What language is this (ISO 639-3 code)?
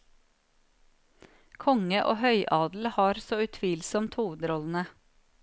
nor